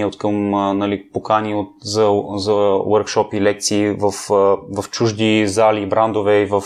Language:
Bulgarian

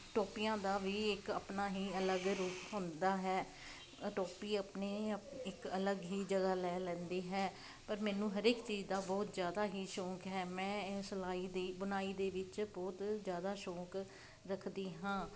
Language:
Punjabi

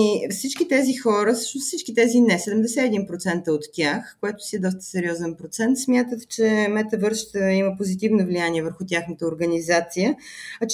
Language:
Bulgarian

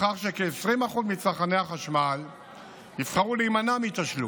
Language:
Hebrew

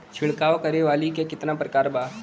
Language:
Bhojpuri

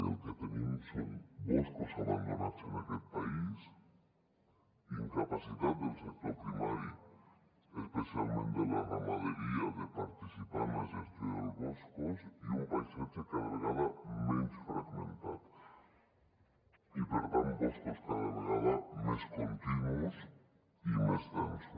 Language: Catalan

